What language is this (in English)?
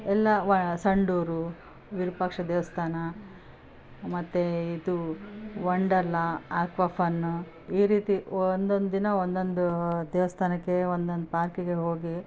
Kannada